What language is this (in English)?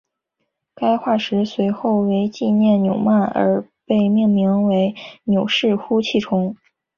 Chinese